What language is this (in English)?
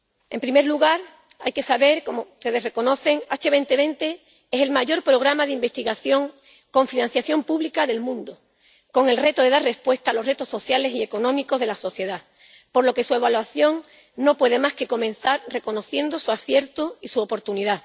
Spanish